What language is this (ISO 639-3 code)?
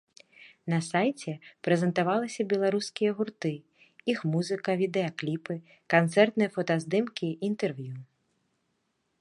bel